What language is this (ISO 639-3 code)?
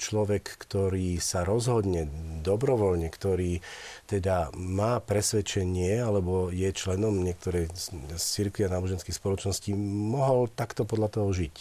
slk